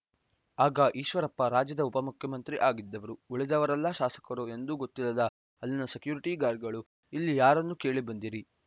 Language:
Kannada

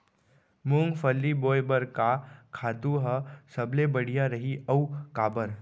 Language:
Chhattisgarhi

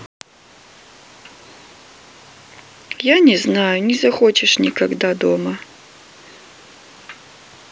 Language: Russian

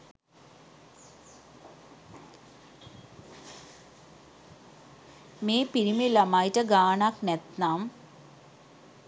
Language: Sinhala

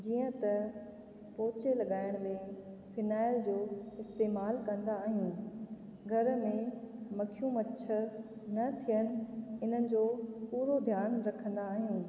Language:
Sindhi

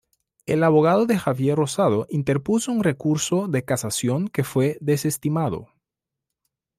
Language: Spanish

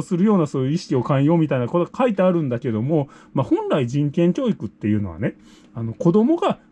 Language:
Japanese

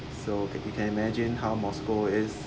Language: English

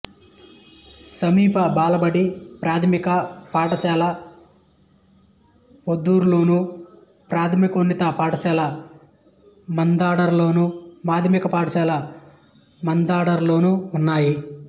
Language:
Telugu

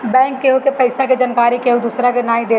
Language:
Bhojpuri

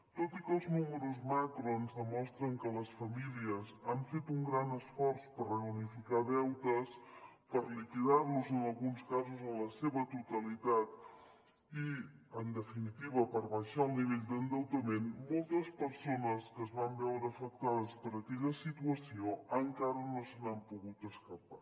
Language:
Catalan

